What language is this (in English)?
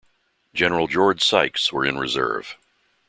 English